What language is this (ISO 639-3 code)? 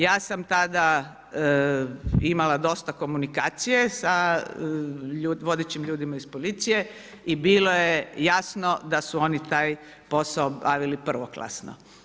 hrv